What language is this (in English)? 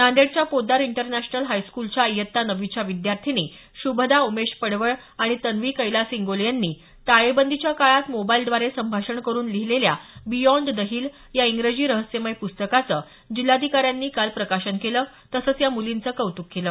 Marathi